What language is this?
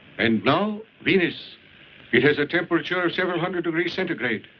English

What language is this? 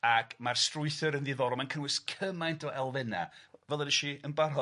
Welsh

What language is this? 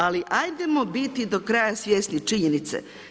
Croatian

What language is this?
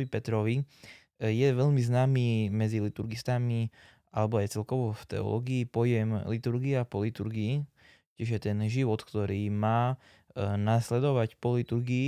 Slovak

